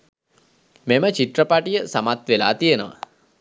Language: Sinhala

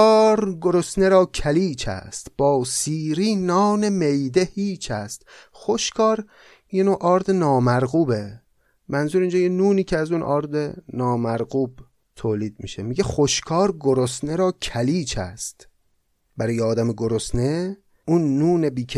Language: Persian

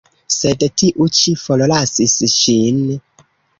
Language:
Esperanto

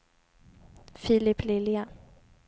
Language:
Swedish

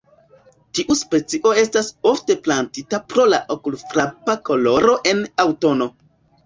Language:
Esperanto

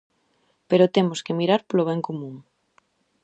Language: Galician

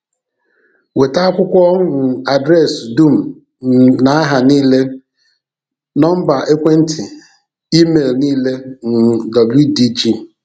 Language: Igbo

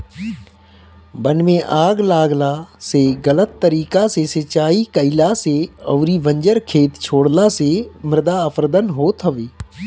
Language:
Bhojpuri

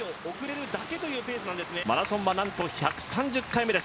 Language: Japanese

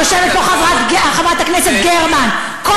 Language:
Hebrew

